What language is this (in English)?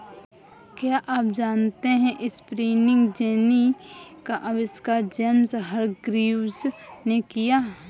Hindi